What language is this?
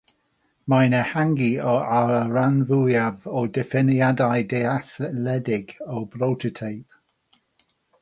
Welsh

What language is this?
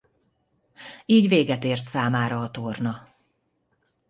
Hungarian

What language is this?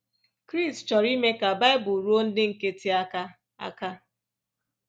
Igbo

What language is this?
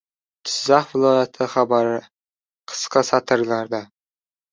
Uzbek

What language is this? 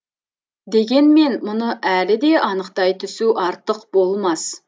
Kazakh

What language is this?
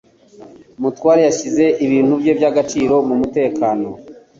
Kinyarwanda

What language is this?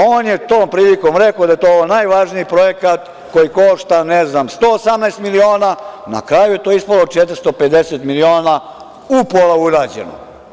Serbian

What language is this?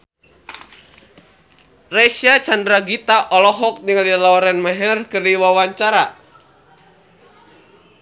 Sundanese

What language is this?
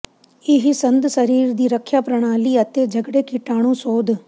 Punjabi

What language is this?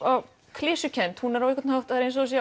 Icelandic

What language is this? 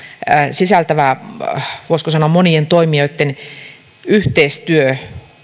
Finnish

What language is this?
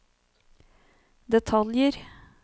Norwegian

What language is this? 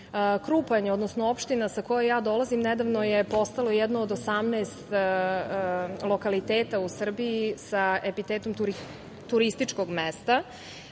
Serbian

